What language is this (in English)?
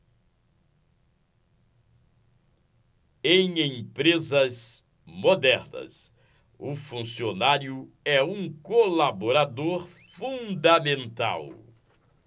Portuguese